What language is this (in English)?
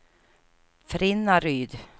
Swedish